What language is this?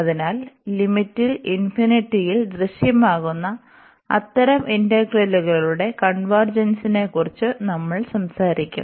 Malayalam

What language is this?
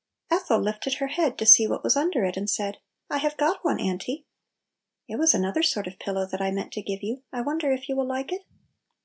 English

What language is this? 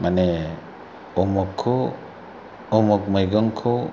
Bodo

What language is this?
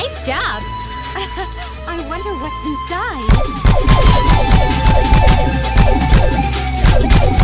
English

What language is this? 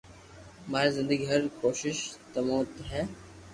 Loarki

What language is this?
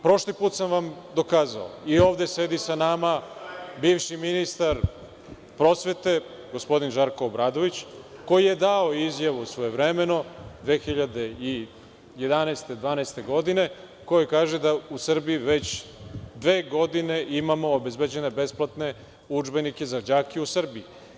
Serbian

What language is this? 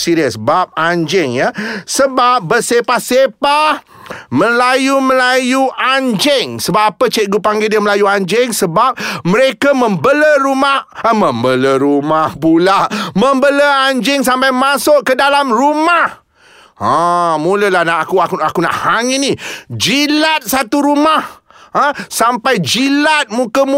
Malay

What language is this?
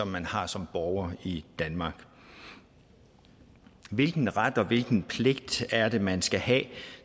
Danish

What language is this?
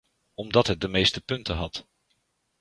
Dutch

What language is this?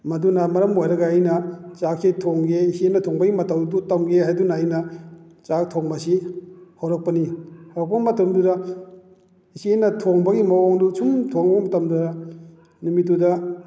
Manipuri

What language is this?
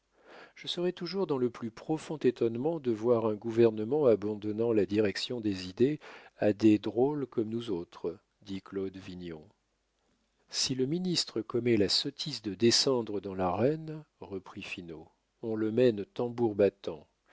French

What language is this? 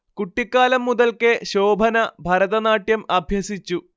Malayalam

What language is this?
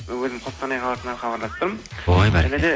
Kazakh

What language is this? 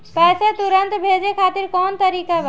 Bhojpuri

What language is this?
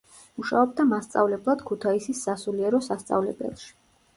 Georgian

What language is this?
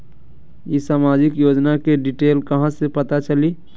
Magahi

